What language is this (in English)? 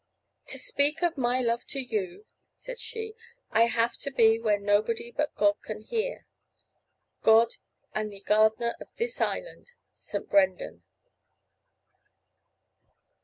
English